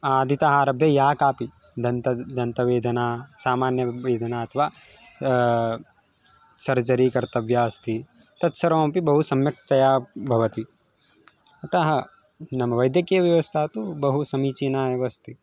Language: Sanskrit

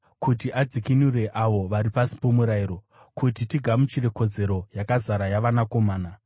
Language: Shona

